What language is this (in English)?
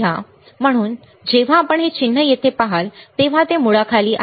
Marathi